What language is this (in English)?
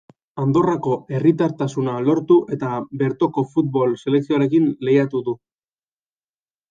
Basque